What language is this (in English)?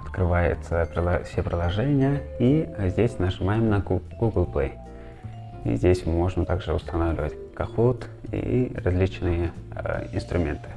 Russian